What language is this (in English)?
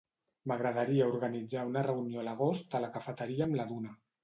Catalan